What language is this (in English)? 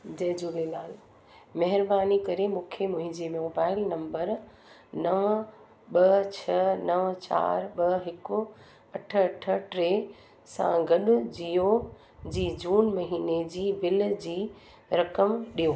Sindhi